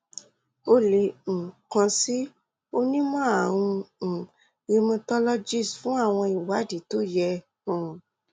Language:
Yoruba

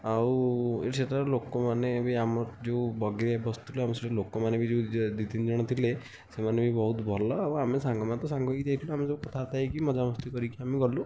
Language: Odia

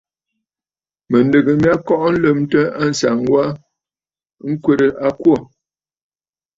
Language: Bafut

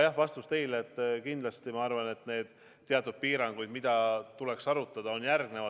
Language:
Estonian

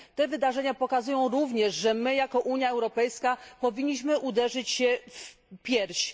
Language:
Polish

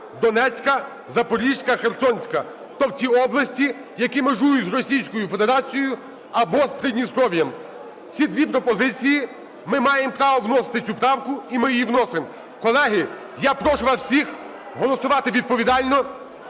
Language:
Ukrainian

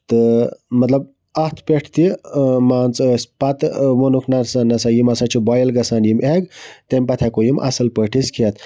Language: Kashmiri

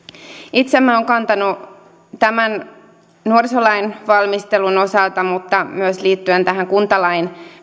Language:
Finnish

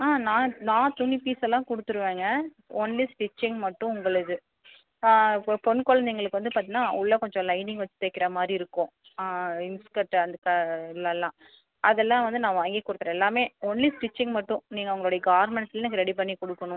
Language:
Tamil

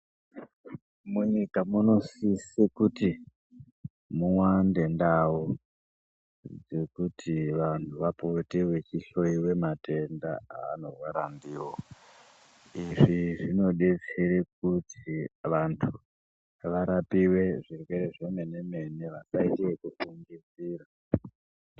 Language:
Ndau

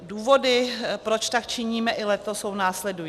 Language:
Czech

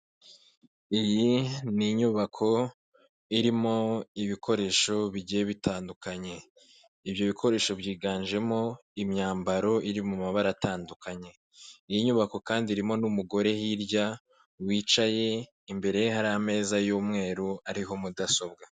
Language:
Kinyarwanda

